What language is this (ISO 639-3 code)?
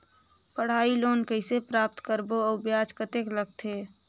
hne